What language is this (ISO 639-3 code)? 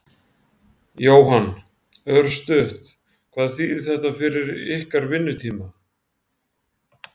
isl